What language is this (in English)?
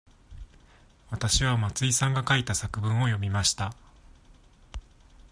Japanese